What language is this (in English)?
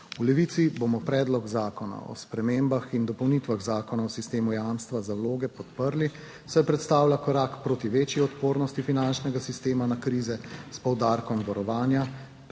Slovenian